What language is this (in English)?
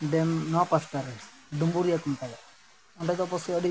Santali